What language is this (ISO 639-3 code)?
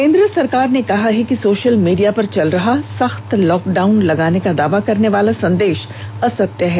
hin